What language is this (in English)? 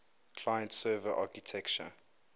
English